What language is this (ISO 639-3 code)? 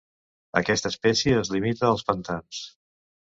cat